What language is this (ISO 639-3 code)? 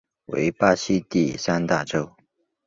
zho